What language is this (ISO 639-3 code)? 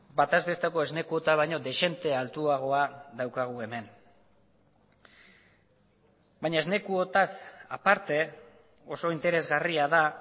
eus